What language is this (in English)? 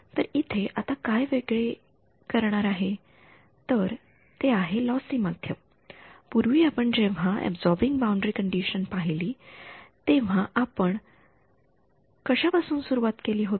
Marathi